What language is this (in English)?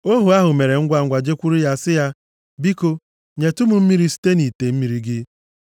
Igbo